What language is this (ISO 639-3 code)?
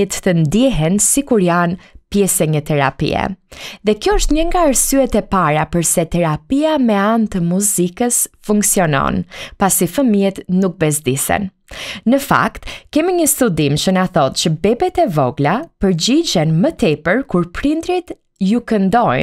ron